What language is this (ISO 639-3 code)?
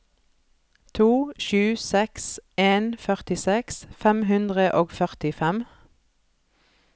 nor